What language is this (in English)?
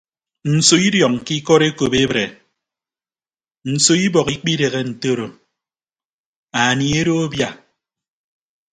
Ibibio